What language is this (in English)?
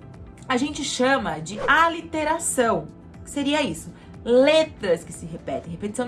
Portuguese